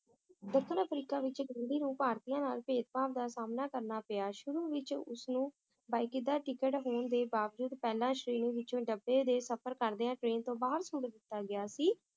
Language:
Punjabi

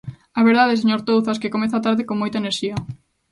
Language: Galician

